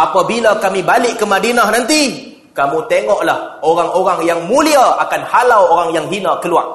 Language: Malay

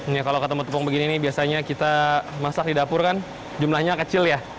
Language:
Indonesian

